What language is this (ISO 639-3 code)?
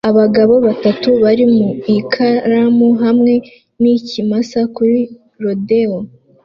kin